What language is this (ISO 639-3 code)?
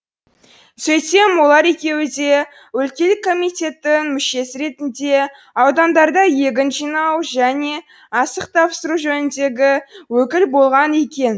kaz